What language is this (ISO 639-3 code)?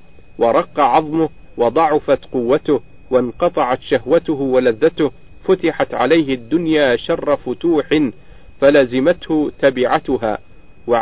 ara